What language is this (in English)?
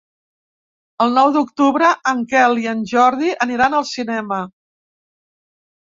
Catalan